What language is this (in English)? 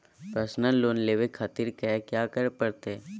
Magahi